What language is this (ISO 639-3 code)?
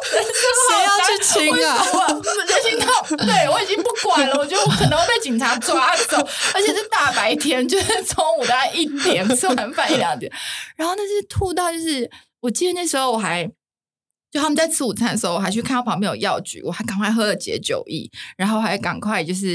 zho